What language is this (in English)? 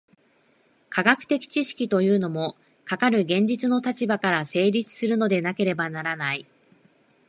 Japanese